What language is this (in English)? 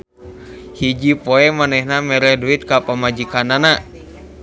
Sundanese